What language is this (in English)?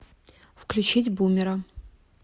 Russian